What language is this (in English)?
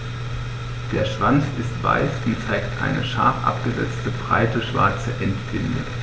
German